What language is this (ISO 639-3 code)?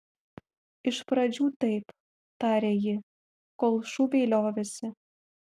lit